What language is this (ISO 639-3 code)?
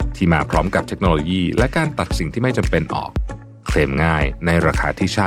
tha